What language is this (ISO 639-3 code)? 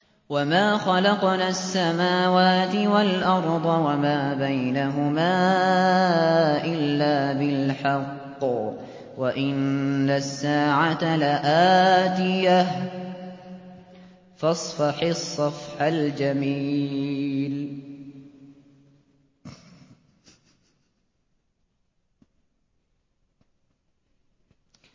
ara